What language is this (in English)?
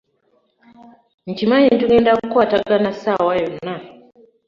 Ganda